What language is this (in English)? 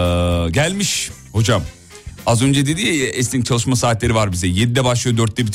Turkish